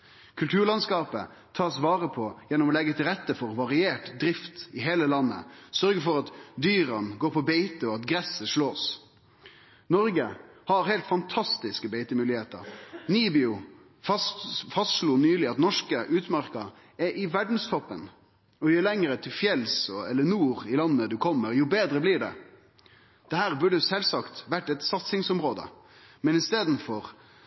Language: Norwegian Nynorsk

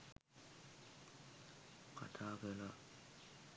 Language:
Sinhala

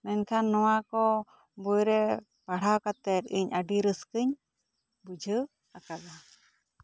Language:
Santali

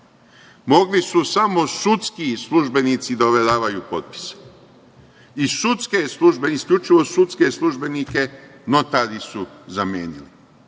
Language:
Serbian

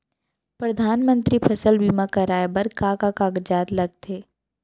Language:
Chhattisgarhi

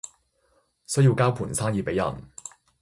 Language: Cantonese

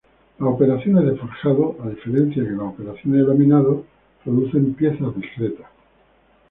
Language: Spanish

